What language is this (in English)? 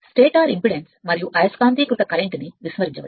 Telugu